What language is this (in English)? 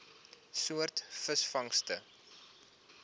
Afrikaans